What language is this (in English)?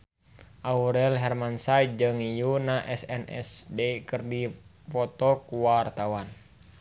Sundanese